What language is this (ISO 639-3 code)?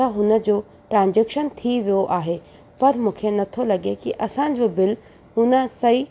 snd